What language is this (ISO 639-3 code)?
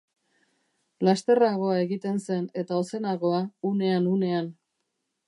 eus